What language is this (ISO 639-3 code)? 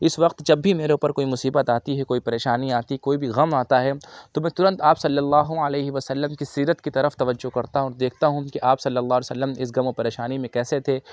urd